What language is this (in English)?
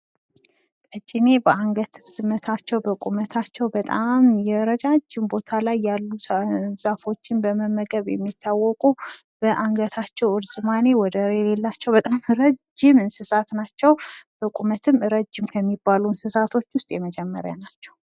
Amharic